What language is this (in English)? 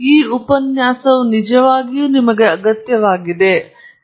Kannada